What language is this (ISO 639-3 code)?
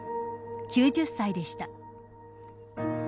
jpn